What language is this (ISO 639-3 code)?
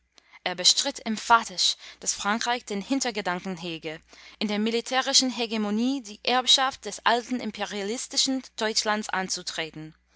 deu